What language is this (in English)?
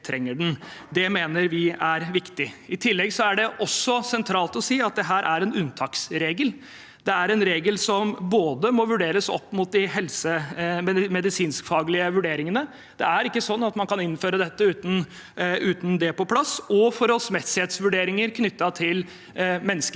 Norwegian